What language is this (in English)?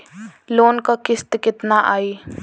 Bhojpuri